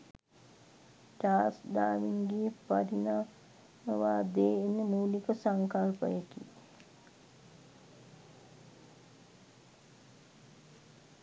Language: Sinhala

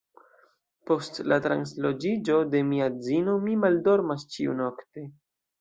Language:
Esperanto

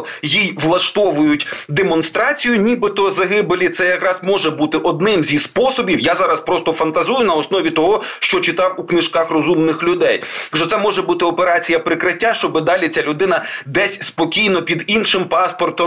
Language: Ukrainian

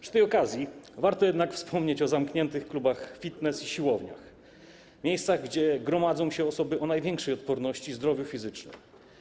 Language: Polish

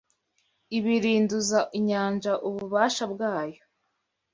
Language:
Kinyarwanda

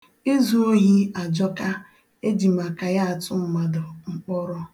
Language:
Igbo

